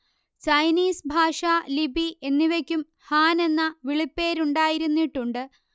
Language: Malayalam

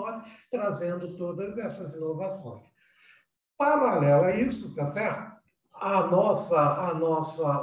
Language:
Portuguese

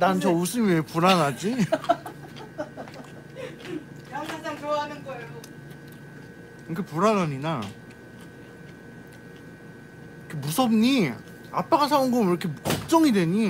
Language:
Korean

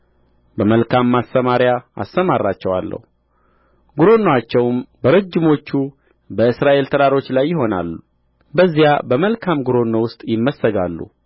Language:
Amharic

